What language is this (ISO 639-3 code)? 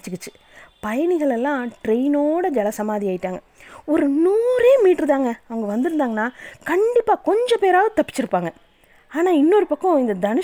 tam